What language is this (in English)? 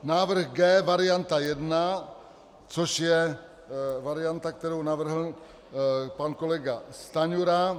Czech